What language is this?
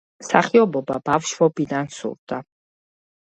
Georgian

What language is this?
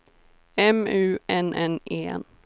Swedish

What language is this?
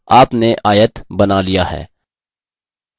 Hindi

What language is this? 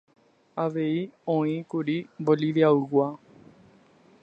Guarani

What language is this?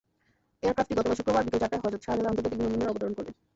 Bangla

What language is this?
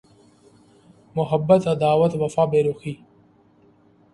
Urdu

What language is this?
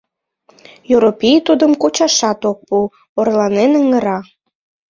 Mari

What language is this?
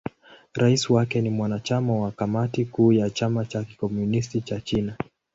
Swahili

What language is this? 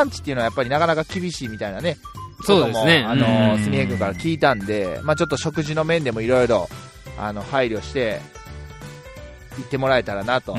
Japanese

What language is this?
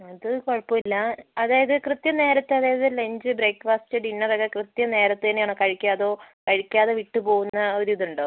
Malayalam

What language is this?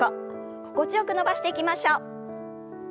Japanese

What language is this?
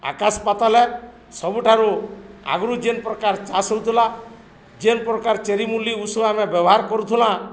Odia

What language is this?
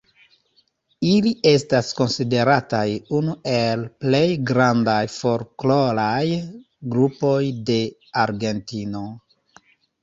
Esperanto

